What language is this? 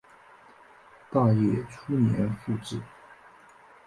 Chinese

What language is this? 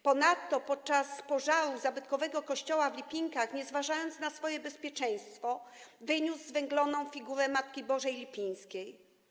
Polish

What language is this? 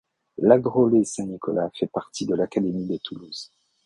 French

